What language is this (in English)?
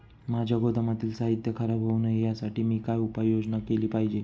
Marathi